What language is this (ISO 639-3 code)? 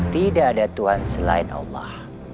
ind